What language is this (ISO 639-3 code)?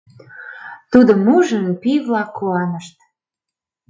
chm